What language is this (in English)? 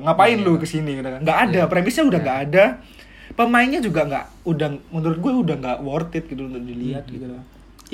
Indonesian